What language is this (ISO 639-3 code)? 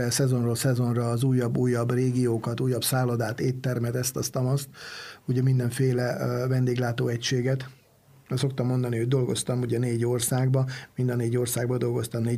hun